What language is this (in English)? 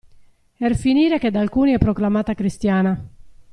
Italian